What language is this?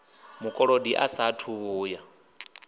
Venda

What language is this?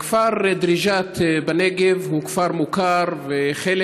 Hebrew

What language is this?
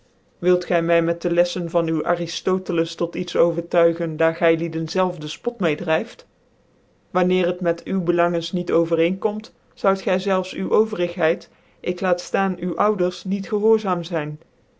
Dutch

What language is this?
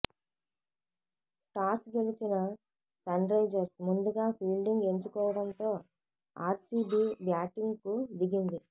Telugu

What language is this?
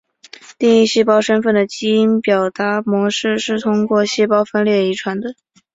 Chinese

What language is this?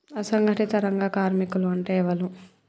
Telugu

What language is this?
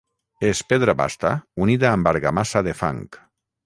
Catalan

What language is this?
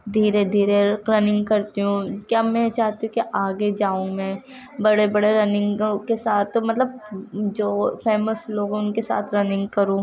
Urdu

